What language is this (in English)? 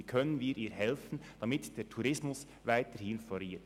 Swiss German